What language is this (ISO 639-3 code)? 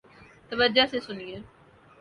urd